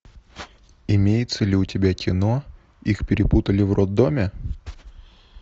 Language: Russian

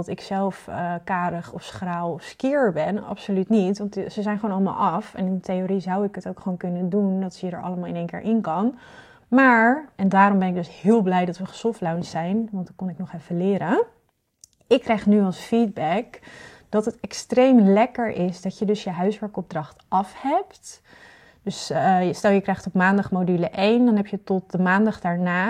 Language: Dutch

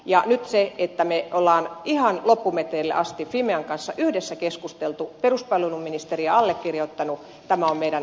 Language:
Finnish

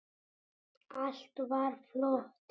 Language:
Icelandic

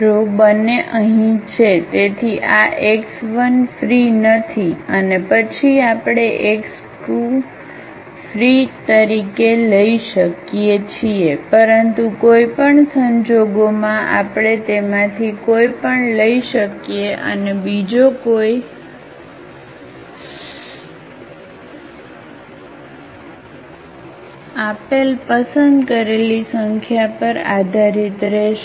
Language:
Gujarati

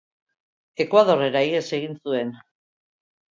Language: Basque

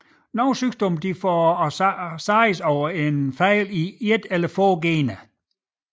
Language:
Danish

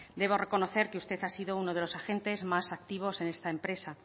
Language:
Spanish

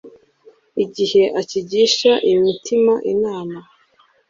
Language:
Kinyarwanda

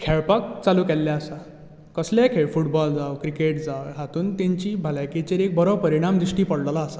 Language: Konkani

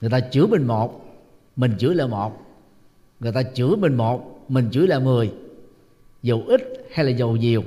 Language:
Vietnamese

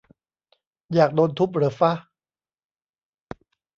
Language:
Thai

